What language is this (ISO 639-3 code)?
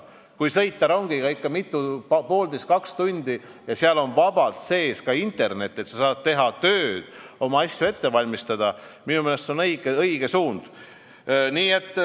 est